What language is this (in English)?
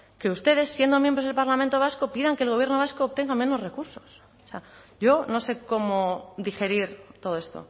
Spanish